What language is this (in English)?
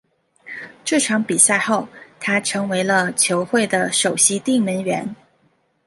Chinese